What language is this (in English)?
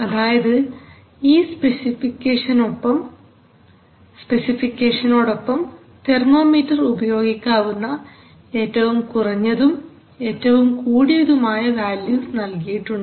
Malayalam